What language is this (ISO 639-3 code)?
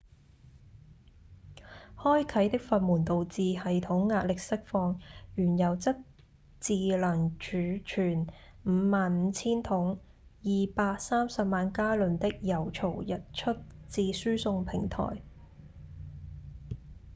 yue